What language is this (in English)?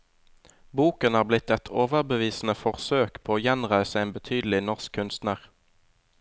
Norwegian